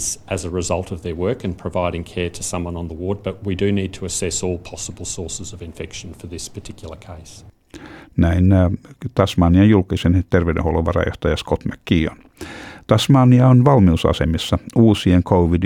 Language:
Finnish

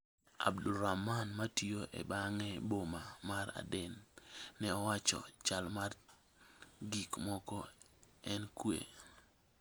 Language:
Luo (Kenya and Tanzania)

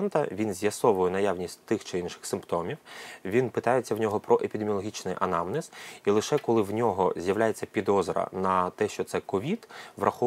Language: Ukrainian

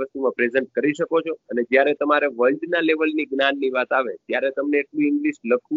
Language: Gujarati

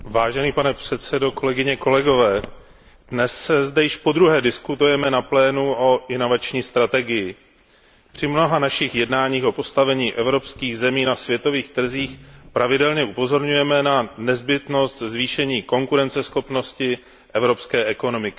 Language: Czech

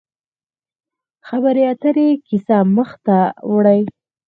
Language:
Pashto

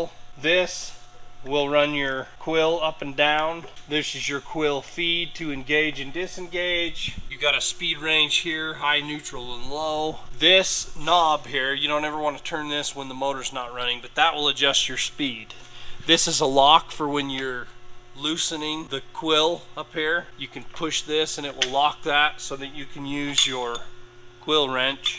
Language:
English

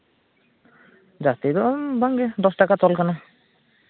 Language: Santali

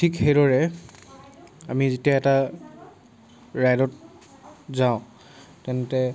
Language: Assamese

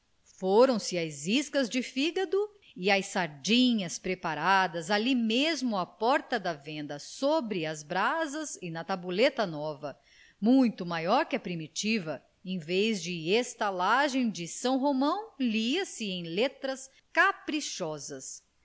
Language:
Portuguese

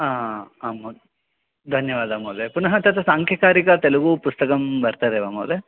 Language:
Sanskrit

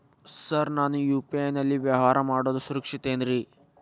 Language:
Kannada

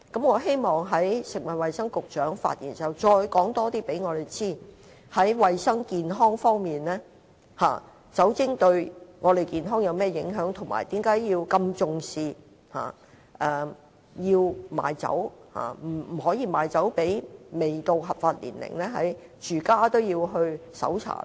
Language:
Cantonese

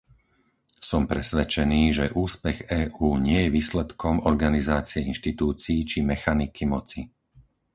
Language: Slovak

